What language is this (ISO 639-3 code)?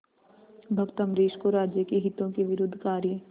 hin